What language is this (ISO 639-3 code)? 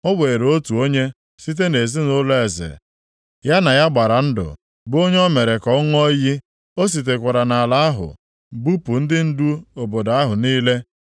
ibo